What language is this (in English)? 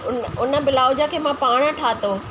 Sindhi